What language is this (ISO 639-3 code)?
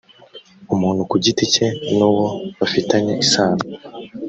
kin